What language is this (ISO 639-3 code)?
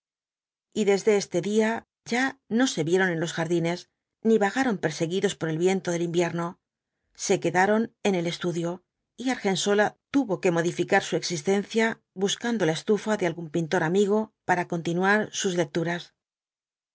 spa